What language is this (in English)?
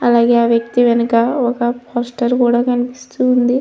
Telugu